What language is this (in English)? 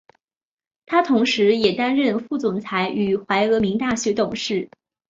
Chinese